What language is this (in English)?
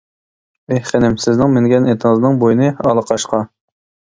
Uyghur